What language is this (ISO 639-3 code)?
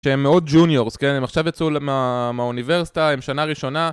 heb